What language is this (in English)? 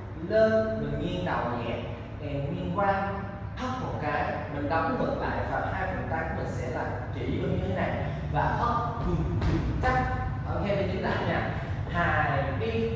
Vietnamese